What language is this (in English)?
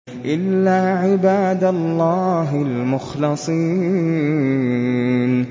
Arabic